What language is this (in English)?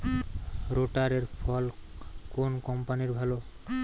Bangla